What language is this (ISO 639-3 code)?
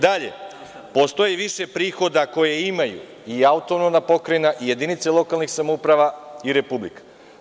srp